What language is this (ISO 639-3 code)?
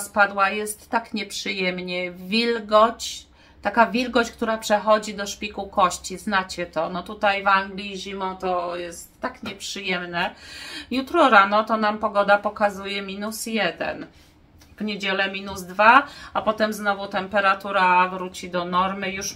pol